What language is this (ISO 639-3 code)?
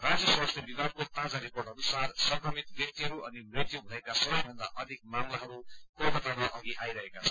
nep